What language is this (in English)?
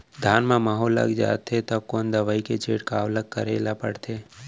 Chhattisgarhi